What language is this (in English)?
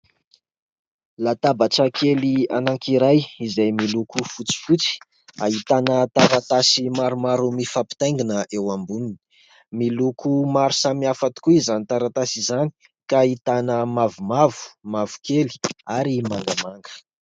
Malagasy